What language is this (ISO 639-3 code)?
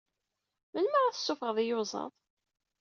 kab